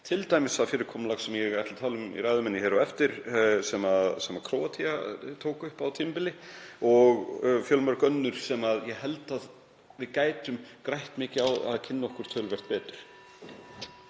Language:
Icelandic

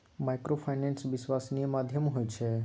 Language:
Maithili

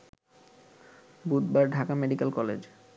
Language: Bangla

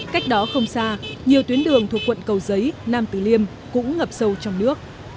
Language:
Vietnamese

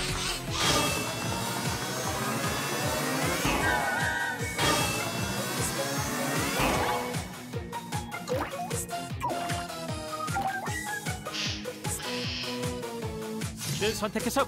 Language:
Korean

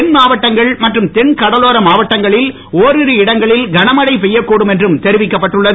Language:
Tamil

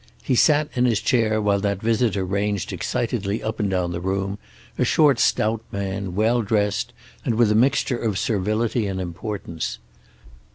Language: English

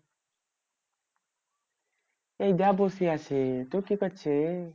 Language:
Bangla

